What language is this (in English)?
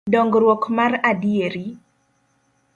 Luo (Kenya and Tanzania)